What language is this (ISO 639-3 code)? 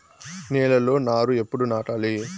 tel